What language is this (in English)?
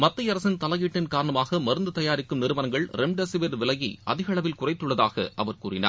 Tamil